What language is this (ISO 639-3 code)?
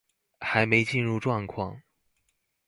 zho